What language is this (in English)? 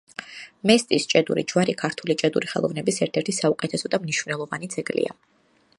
Georgian